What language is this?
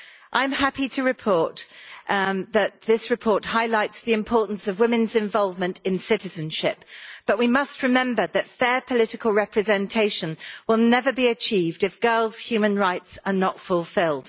English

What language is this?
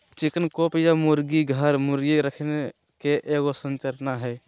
Magahi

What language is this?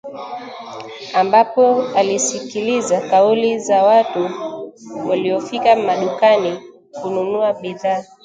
Swahili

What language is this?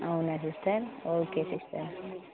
Telugu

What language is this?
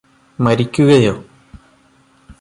Malayalam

